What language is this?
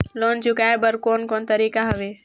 Chhattisgarhi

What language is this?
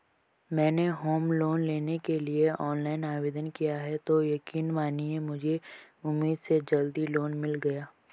Hindi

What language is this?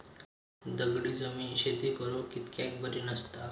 Marathi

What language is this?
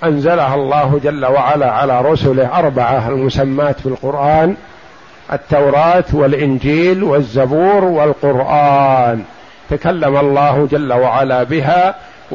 Arabic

